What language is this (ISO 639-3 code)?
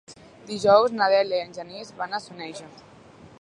cat